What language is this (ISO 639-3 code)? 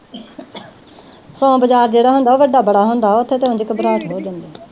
pan